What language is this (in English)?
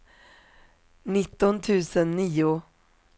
Swedish